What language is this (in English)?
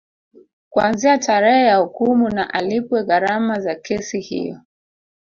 Swahili